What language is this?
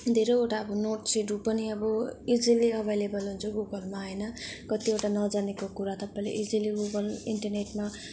Nepali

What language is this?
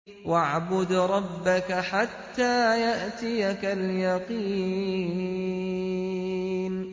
Arabic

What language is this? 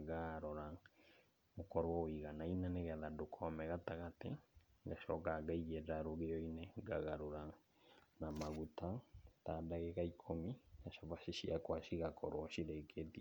Kikuyu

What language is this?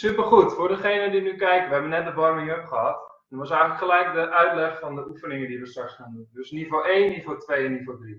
Dutch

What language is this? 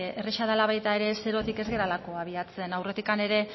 Basque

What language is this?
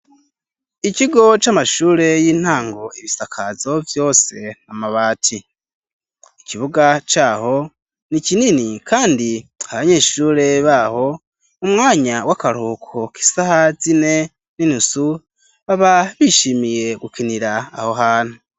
Rundi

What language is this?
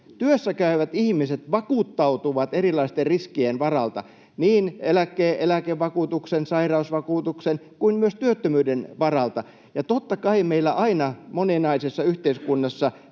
Finnish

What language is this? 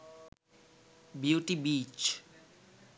Sinhala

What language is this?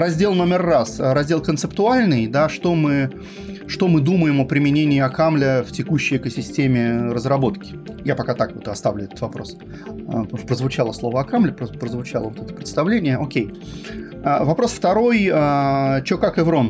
Russian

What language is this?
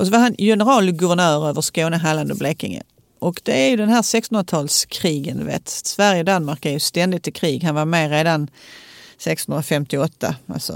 Swedish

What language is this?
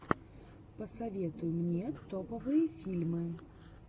Russian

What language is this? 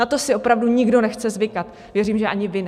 Czech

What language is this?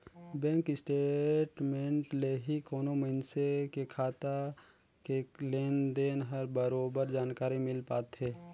Chhattisgarhi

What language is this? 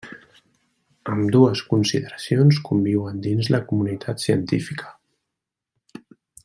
Catalan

